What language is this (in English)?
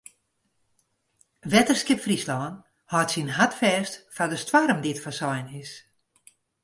Western Frisian